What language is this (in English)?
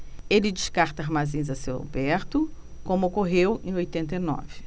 Portuguese